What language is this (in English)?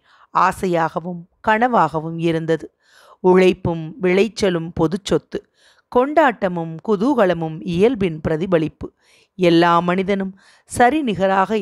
Tamil